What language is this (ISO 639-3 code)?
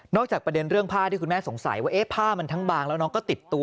tha